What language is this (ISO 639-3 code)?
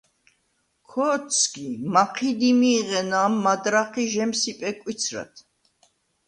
sva